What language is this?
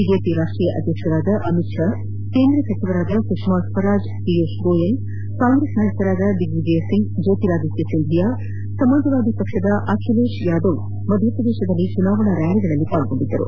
Kannada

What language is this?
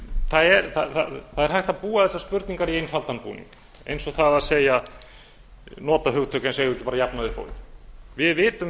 Icelandic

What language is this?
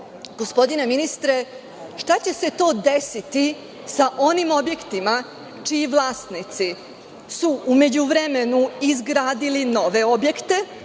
Serbian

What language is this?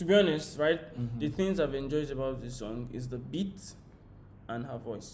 Turkish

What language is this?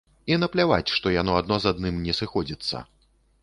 Belarusian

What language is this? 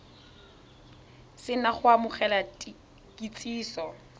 Tswana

